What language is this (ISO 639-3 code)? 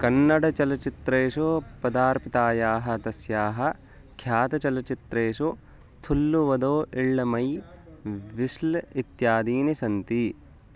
san